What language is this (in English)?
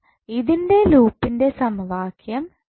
Malayalam